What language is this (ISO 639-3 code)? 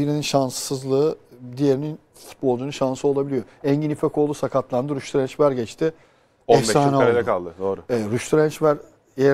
tur